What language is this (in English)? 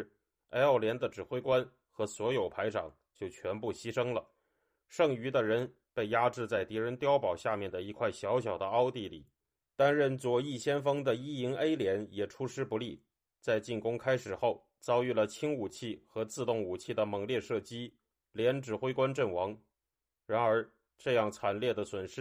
Chinese